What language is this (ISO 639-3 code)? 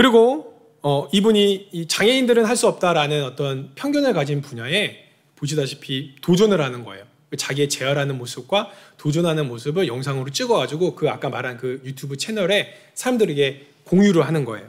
kor